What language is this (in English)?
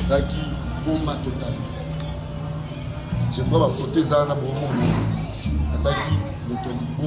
French